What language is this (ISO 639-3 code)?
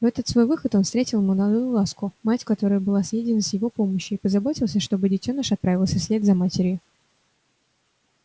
rus